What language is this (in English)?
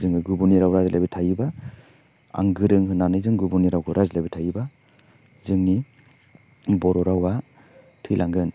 Bodo